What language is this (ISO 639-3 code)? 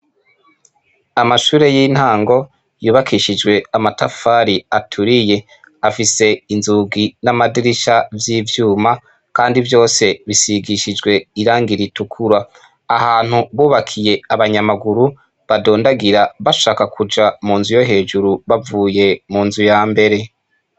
run